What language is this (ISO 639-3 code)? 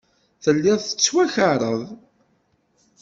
kab